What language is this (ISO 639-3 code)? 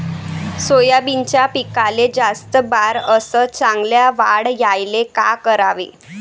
mar